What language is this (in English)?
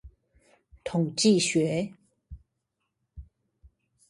Chinese